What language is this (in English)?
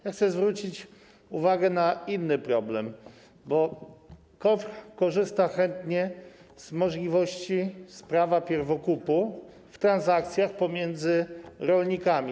Polish